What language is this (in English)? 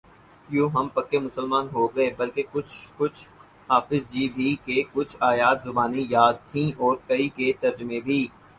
Urdu